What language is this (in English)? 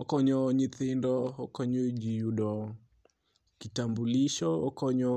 Luo (Kenya and Tanzania)